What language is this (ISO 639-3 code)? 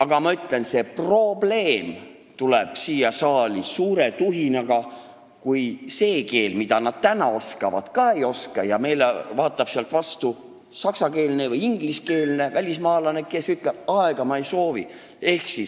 est